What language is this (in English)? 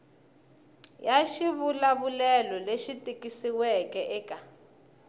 Tsonga